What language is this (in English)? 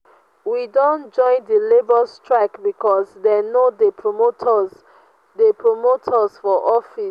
Nigerian Pidgin